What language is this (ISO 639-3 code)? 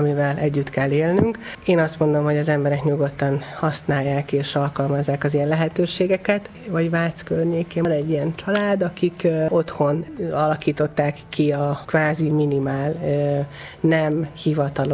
hun